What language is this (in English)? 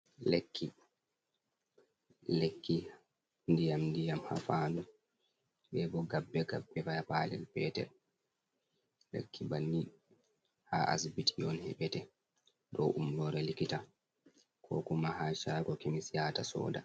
Fula